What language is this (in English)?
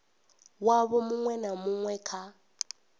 Venda